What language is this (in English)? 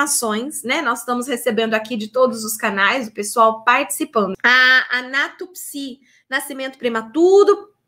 Portuguese